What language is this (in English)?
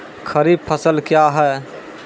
Maithili